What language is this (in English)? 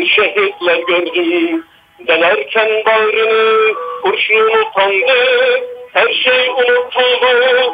Turkish